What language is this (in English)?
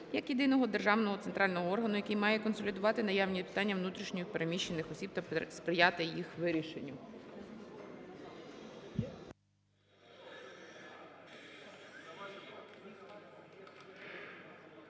Ukrainian